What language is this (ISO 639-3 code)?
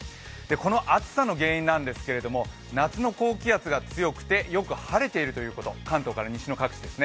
jpn